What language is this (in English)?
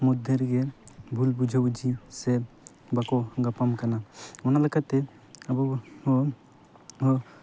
Santali